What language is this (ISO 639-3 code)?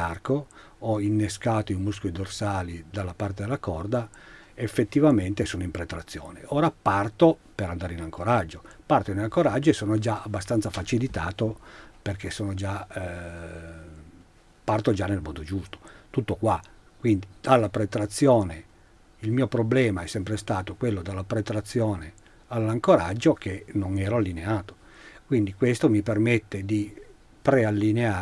ita